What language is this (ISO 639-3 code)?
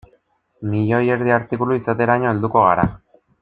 eus